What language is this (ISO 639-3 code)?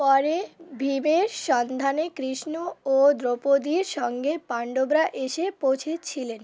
ben